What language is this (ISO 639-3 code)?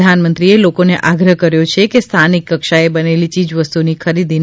guj